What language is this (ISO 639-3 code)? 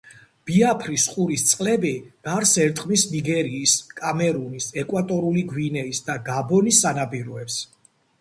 kat